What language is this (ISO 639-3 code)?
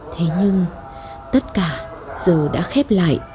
vie